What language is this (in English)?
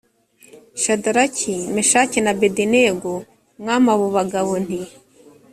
Kinyarwanda